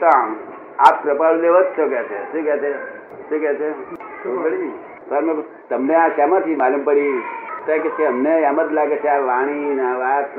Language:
Gujarati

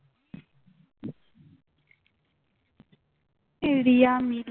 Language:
Bangla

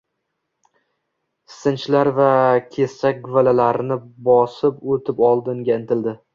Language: Uzbek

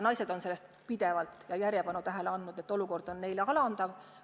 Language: Estonian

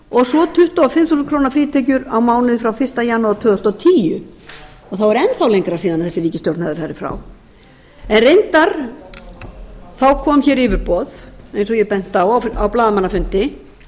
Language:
Icelandic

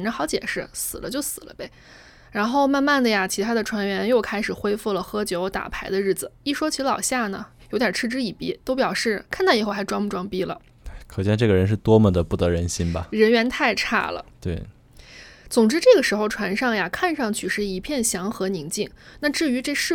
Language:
Chinese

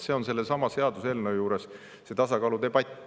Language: Estonian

